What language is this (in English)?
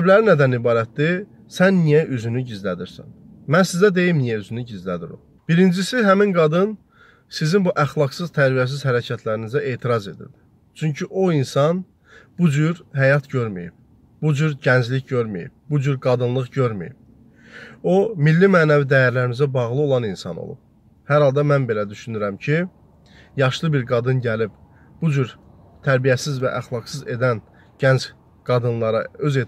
Turkish